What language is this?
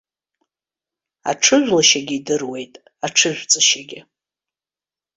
Abkhazian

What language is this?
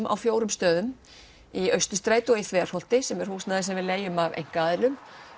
Icelandic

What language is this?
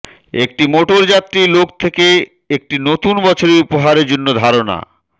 Bangla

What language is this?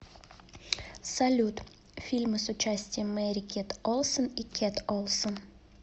Russian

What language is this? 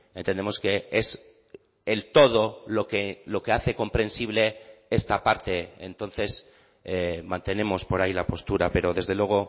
Spanish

